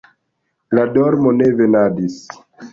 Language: Esperanto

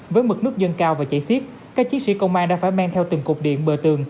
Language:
Vietnamese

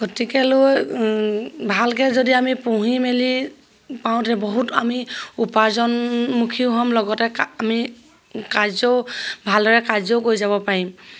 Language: Assamese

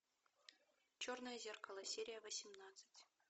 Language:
Russian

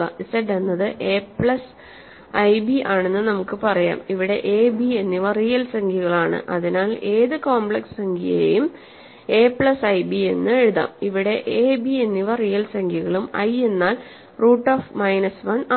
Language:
Malayalam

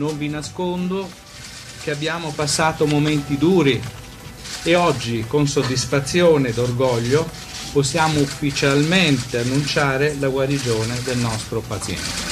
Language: Italian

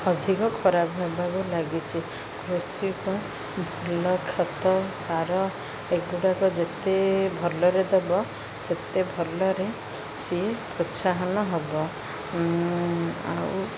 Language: Odia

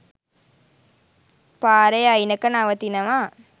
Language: Sinhala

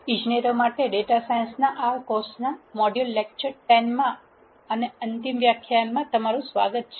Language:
Gujarati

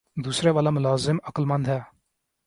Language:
Urdu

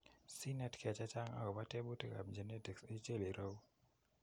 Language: Kalenjin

